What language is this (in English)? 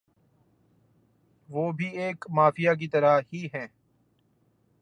Urdu